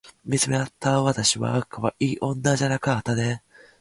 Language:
Japanese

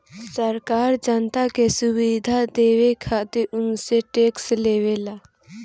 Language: Bhojpuri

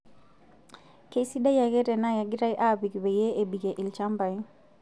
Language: Masai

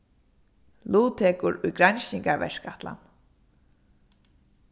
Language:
Faroese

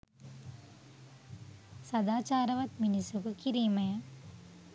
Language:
Sinhala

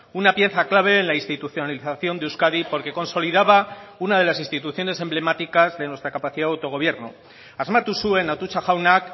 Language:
Spanish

